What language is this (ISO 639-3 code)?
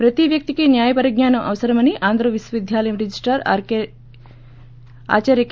tel